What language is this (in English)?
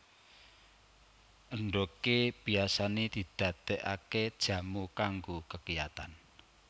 Javanese